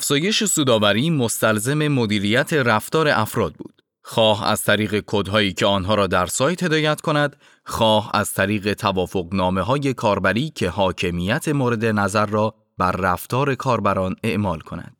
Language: Persian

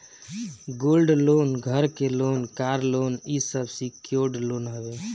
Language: Bhojpuri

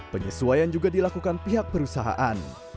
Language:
Indonesian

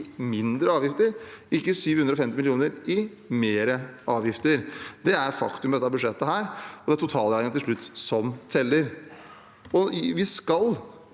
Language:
Norwegian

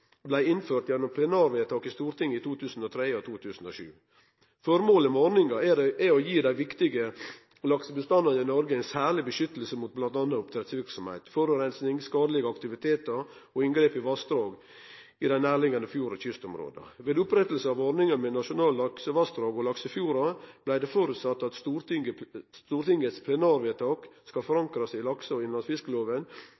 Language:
Norwegian Nynorsk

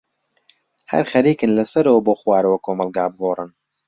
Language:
Central Kurdish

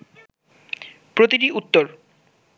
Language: Bangla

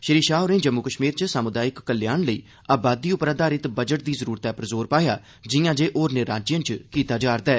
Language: Dogri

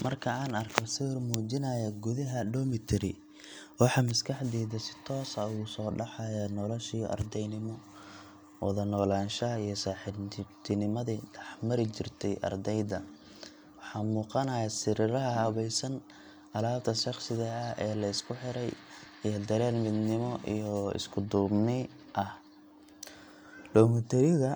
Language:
Somali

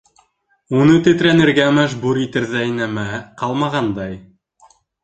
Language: Bashkir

